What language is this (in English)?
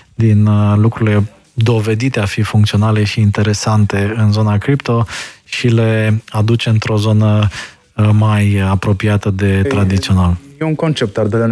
Romanian